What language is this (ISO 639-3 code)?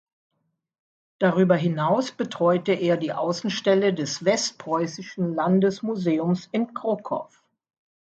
deu